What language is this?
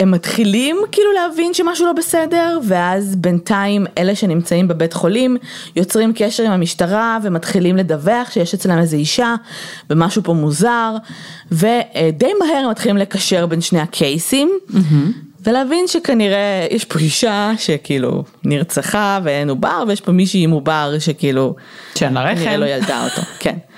Hebrew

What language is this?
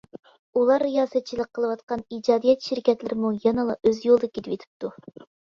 Uyghur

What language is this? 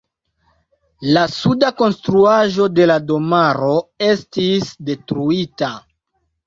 Esperanto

